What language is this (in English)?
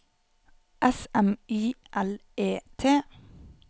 Norwegian